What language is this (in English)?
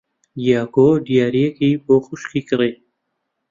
Central Kurdish